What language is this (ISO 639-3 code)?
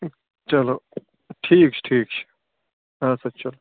kas